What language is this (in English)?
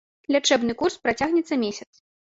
Belarusian